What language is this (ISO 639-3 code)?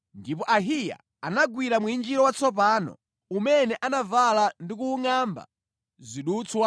nya